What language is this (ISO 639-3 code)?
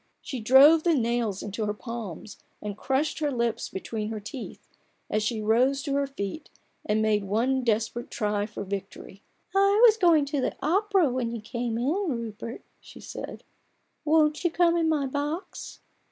eng